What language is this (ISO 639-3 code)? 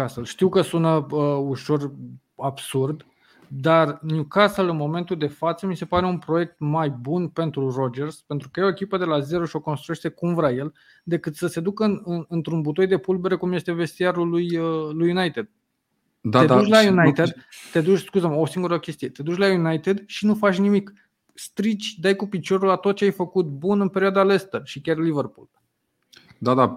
ron